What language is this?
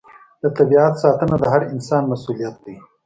Pashto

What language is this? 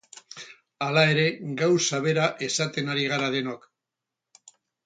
Basque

